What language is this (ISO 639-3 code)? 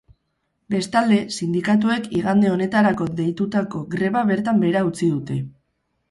eus